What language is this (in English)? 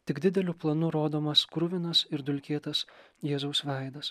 Lithuanian